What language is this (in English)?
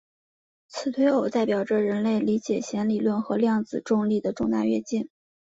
Chinese